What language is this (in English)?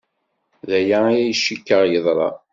Kabyle